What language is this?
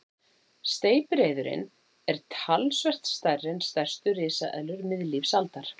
Icelandic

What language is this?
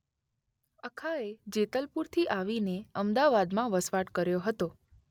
Gujarati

